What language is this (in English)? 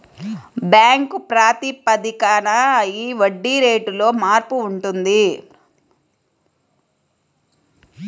Telugu